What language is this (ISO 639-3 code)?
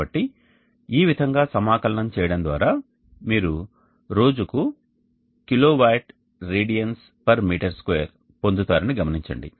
tel